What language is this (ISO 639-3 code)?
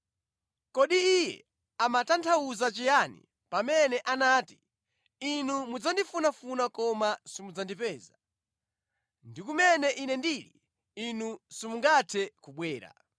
nya